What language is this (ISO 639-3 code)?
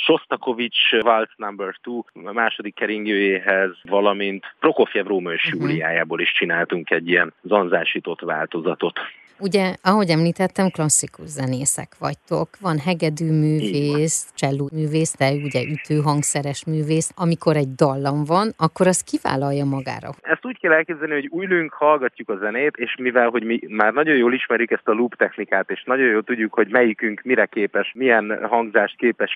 hun